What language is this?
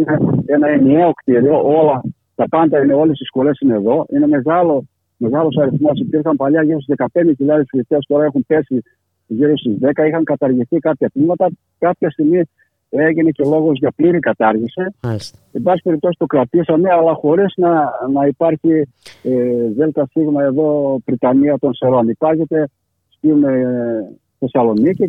Greek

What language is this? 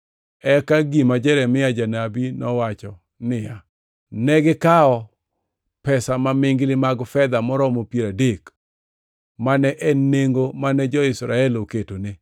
Luo (Kenya and Tanzania)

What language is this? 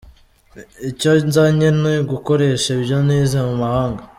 Kinyarwanda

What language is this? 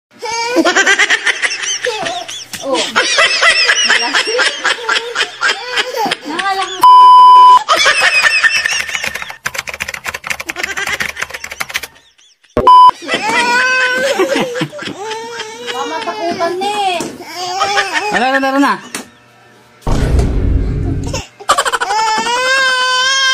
Arabic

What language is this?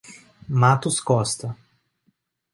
Portuguese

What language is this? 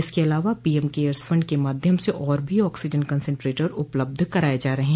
Hindi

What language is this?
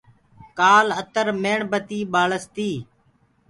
Gurgula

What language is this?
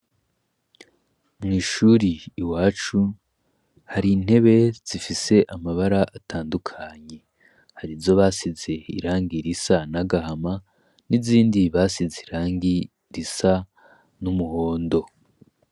Rundi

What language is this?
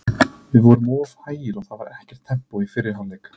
Icelandic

